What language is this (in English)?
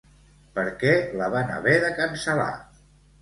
Catalan